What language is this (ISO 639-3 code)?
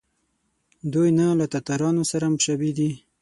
pus